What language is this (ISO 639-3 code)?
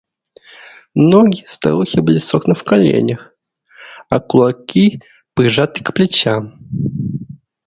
rus